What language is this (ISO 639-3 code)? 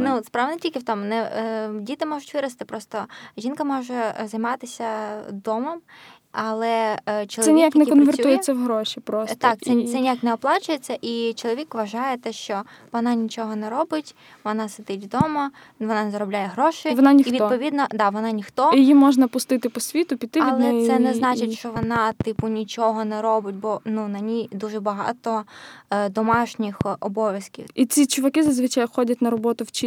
ukr